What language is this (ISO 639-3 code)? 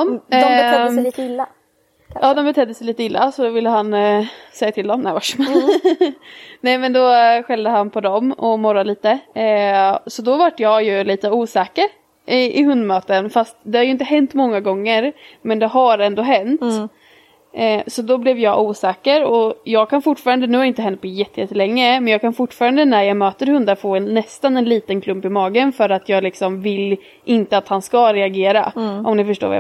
swe